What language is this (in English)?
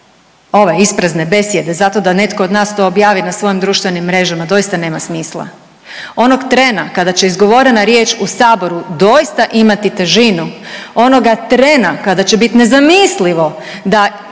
Croatian